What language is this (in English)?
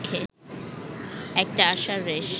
Bangla